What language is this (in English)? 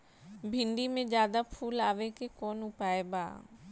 Bhojpuri